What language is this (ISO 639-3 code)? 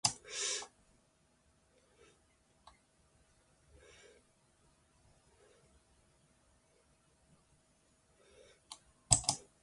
fry